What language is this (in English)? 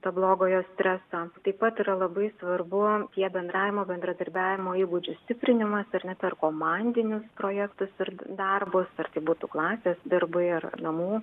Lithuanian